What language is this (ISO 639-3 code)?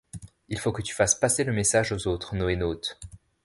fra